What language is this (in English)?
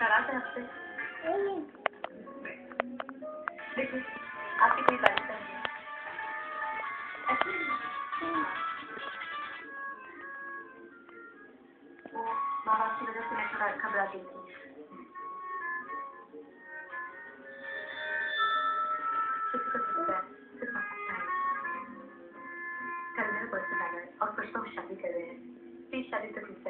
Arabic